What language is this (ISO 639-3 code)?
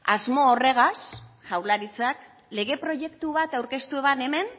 eus